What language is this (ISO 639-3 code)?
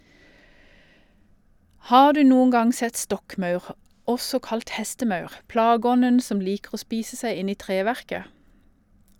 nor